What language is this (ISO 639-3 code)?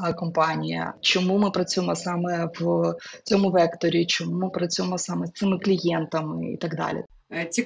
ukr